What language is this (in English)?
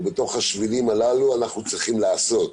Hebrew